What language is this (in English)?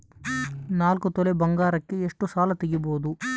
Kannada